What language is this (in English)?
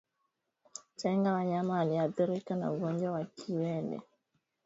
Swahili